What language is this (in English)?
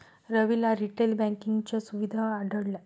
Marathi